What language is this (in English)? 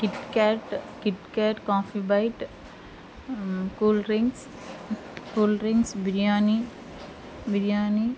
Telugu